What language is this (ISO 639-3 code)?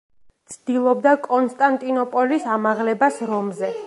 kat